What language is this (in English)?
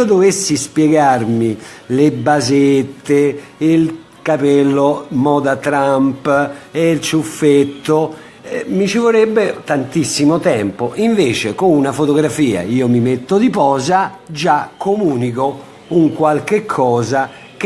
Italian